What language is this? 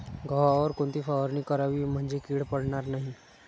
Marathi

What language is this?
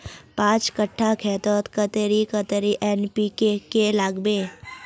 Magahi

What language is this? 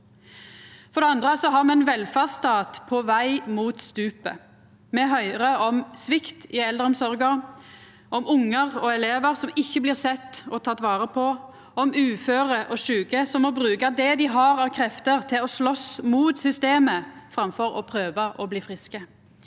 Norwegian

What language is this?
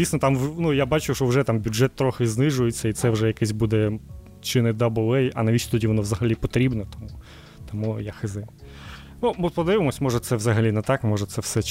Ukrainian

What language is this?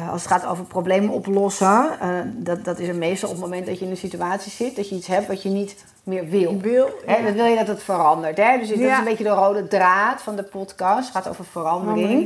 Dutch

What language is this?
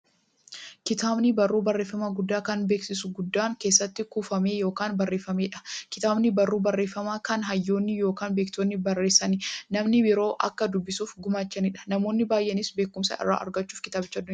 Oromo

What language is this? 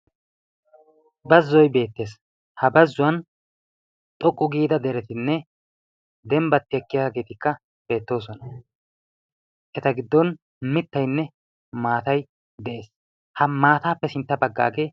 Wolaytta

